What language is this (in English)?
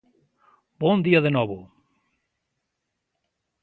Galician